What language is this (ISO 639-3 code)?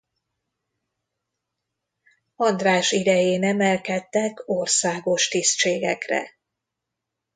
hun